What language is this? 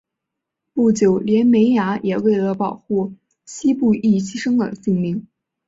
Chinese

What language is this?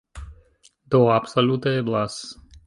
Esperanto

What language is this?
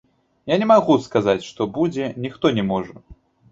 Belarusian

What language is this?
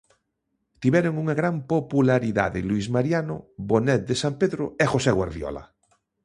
Galician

